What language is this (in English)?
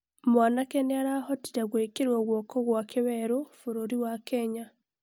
Kikuyu